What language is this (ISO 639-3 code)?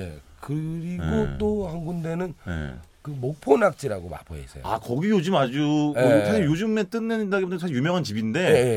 kor